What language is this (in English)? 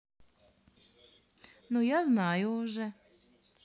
Russian